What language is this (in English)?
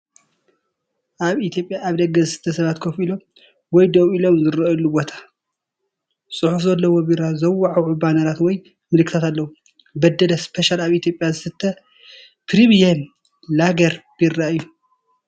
Tigrinya